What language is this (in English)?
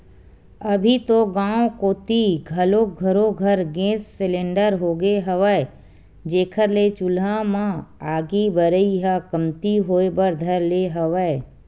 Chhattisgarhi